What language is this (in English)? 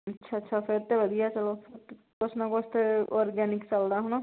Punjabi